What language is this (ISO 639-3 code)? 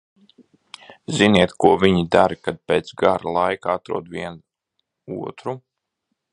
lav